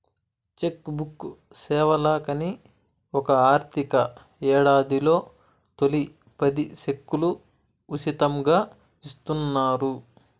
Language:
Telugu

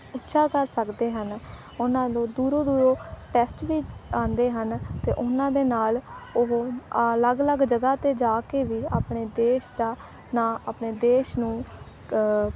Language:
Punjabi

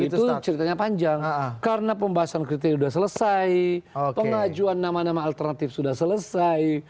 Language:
Indonesian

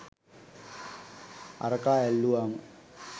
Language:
Sinhala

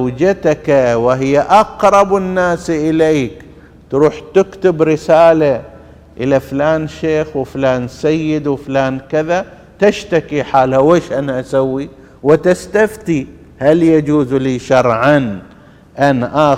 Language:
Arabic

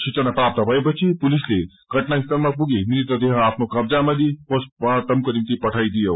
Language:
Nepali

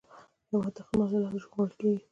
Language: Pashto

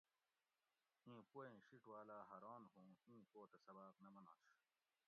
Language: Gawri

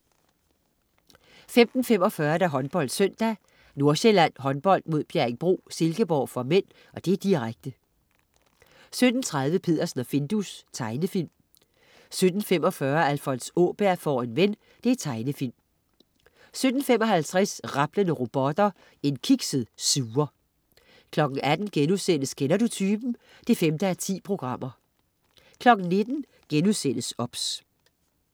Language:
Danish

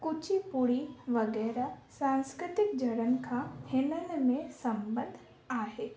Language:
Sindhi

